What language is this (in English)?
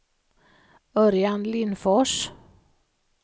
Swedish